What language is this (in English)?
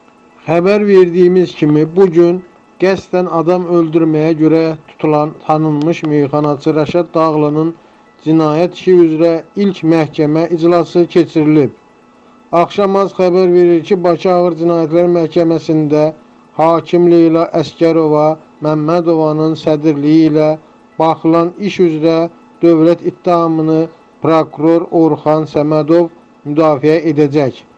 Turkish